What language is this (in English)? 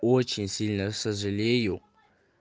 Russian